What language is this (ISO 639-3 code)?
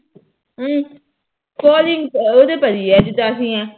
pan